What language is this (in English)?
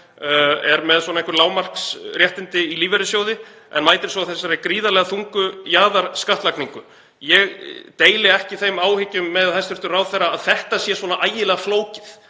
Icelandic